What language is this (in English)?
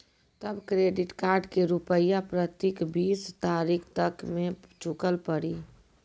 Maithili